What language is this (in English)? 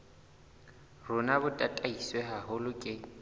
Southern Sotho